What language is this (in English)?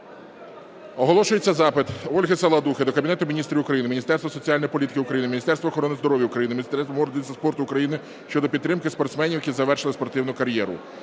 Ukrainian